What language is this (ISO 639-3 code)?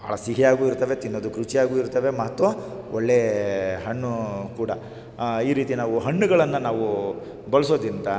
kan